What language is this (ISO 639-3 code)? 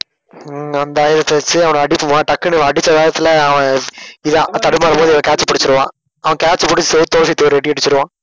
tam